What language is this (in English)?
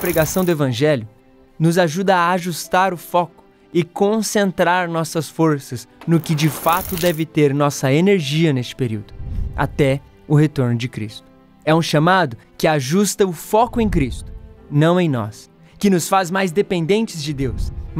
Portuguese